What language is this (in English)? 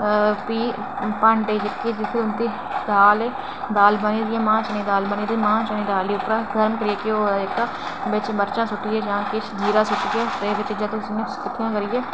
Dogri